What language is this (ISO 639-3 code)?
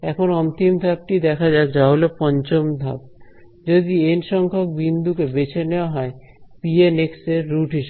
ben